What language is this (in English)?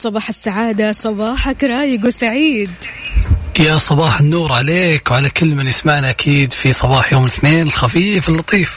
Arabic